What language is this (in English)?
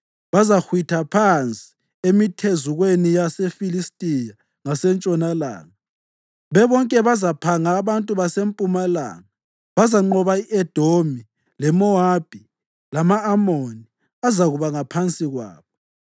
North Ndebele